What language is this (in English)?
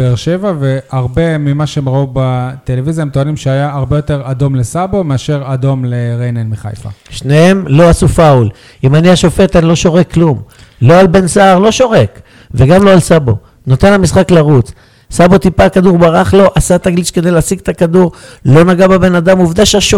Hebrew